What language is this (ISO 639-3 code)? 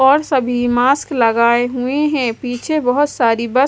hin